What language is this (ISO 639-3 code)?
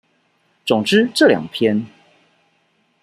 zho